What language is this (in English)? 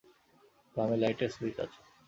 Bangla